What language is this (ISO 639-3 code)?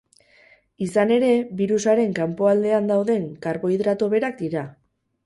eus